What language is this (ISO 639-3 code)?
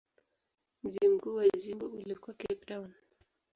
swa